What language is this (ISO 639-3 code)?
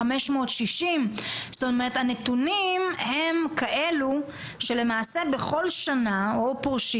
heb